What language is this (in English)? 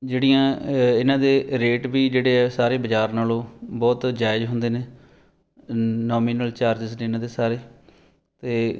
Punjabi